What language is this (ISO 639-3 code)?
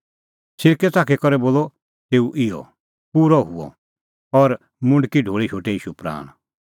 kfx